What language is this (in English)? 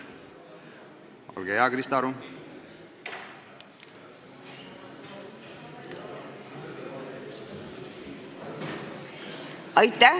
Estonian